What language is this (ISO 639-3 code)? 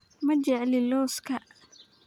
som